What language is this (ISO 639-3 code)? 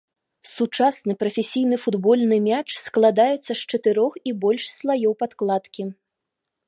bel